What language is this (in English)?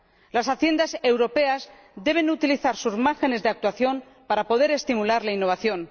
Spanish